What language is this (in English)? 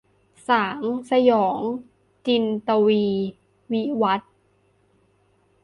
Thai